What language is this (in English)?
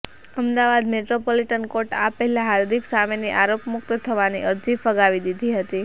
Gujarati